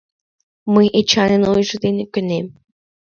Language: Mari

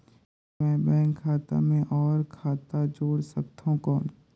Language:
Chhattisgarhi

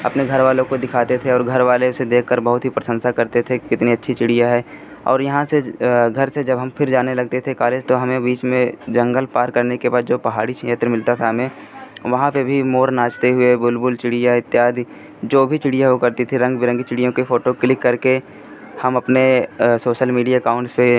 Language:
Hindi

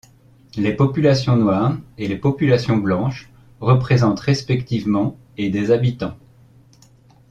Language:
French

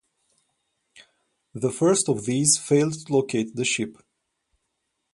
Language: English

